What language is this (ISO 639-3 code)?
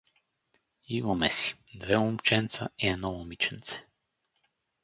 bul